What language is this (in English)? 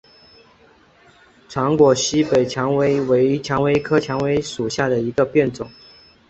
Chinese